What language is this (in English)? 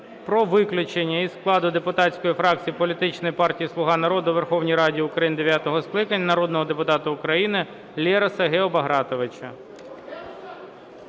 Ukrainian